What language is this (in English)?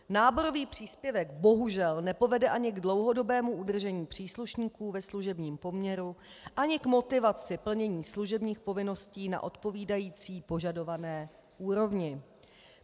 Czech